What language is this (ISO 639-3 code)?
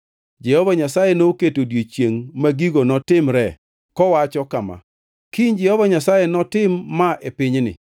luo